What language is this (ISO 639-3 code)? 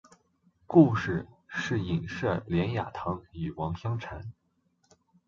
zho